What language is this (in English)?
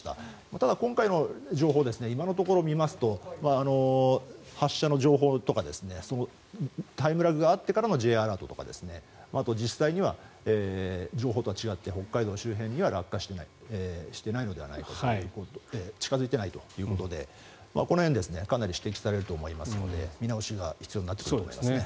Japanese